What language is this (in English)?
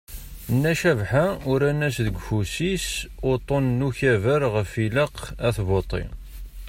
Kabyle